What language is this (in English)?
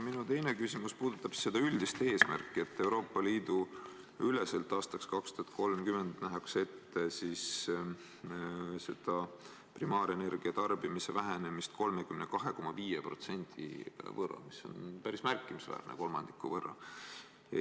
Estonian